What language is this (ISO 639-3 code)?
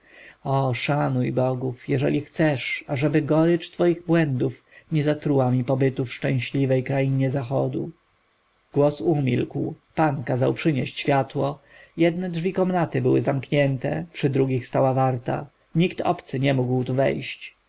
pol